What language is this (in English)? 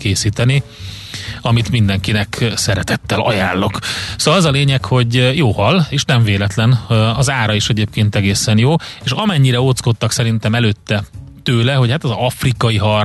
Hungarian